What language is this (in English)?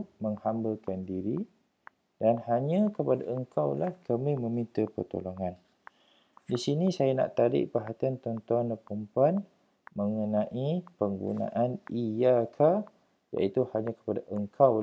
Malay